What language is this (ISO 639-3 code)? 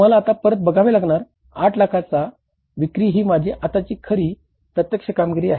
mar